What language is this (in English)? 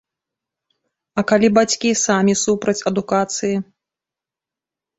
Belarusian